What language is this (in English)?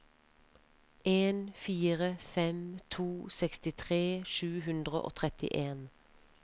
Norwegian